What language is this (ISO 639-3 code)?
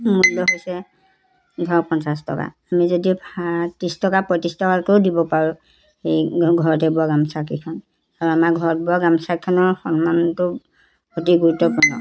asm